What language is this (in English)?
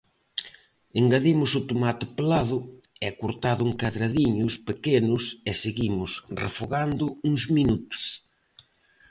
Galician